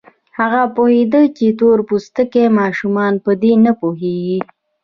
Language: Pashto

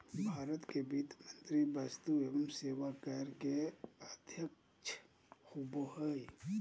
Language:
Magahi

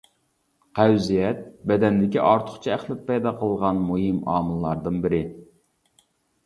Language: Uyghur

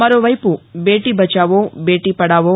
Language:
Telugu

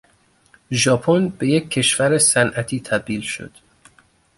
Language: Persian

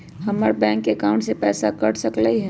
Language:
Magahi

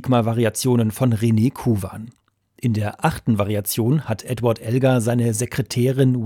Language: German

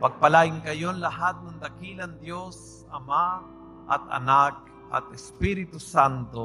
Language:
Filipino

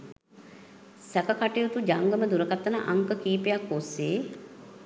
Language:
Sinhala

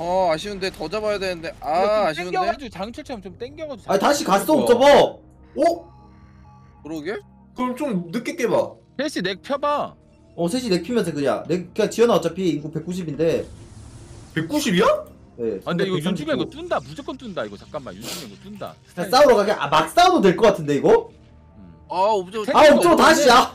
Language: Korean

